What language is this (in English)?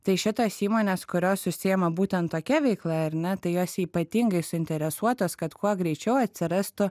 Lithuanian